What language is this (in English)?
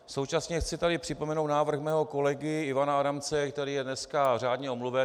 Czech